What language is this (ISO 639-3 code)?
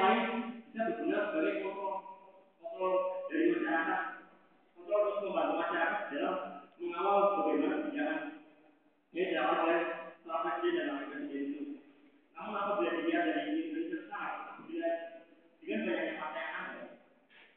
ind